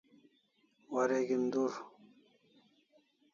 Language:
Kalasha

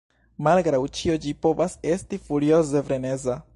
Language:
Esperanto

